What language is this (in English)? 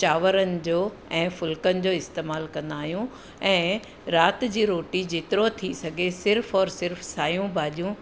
Sindhi